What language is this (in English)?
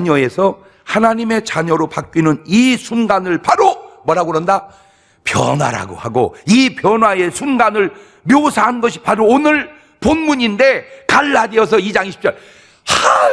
Korean